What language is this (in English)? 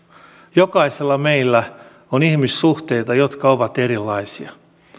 Finnish